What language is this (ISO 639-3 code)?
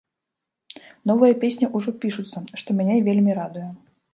bel